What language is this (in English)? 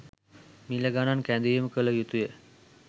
Sinhala